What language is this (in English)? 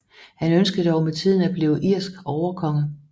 Danish